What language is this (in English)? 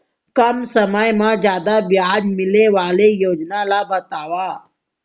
Chhattisgarhi